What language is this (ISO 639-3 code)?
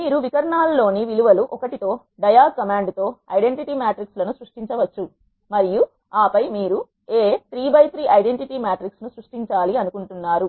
tel